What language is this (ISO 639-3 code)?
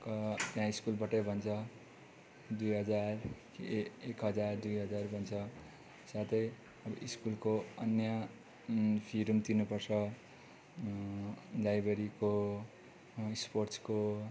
nep